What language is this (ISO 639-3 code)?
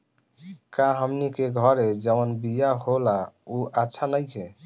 bho